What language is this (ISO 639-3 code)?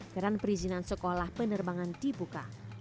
ind